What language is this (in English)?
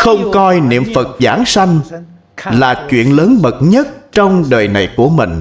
Vietnamese